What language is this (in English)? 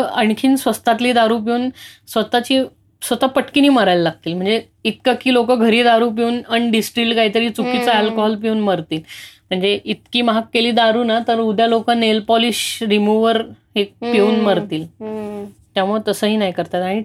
Marathi